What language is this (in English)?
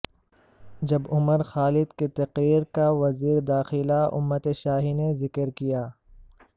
Urdu